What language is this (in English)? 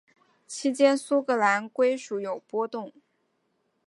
Chinese